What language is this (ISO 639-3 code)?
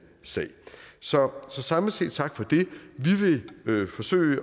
dan